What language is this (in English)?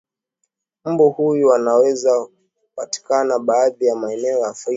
Swahili